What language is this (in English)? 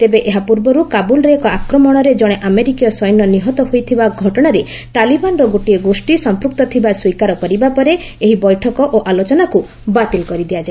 Odia